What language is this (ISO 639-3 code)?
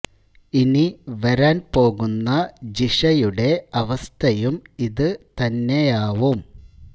mal